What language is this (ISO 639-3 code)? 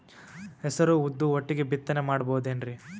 kan